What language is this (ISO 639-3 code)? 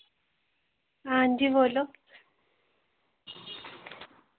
doi